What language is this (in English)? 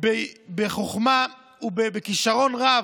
Hebrew